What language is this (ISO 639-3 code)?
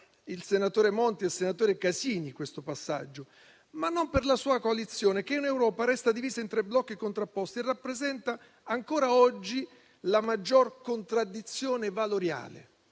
ita